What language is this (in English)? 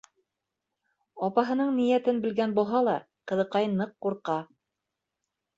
Bashkir